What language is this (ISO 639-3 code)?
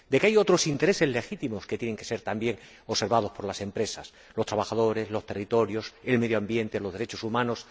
spa